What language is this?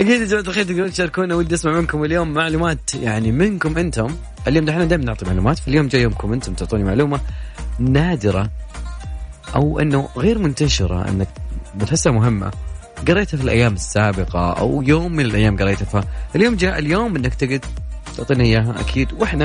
Arabic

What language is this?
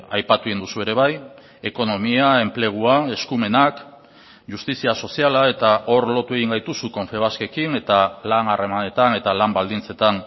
Basque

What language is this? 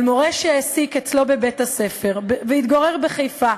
Hebrew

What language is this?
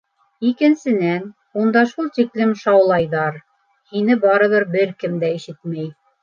Bashkir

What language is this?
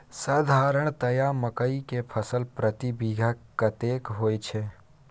Maithili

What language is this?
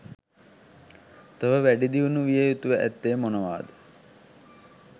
Sinhala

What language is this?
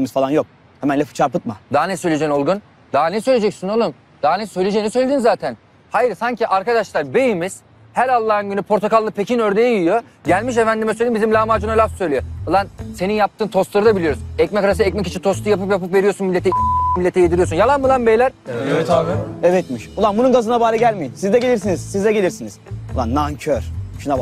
Turkish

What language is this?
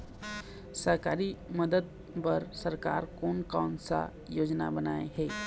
Chhattisgarhi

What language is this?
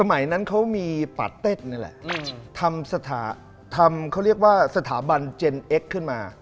Thai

